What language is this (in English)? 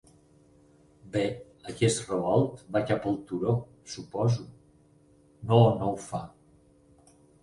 Catalan